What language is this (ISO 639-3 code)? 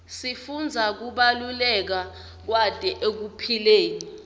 ssw